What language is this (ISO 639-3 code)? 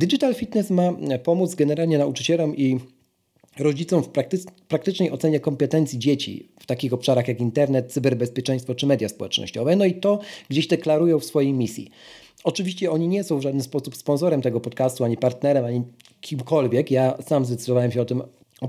pol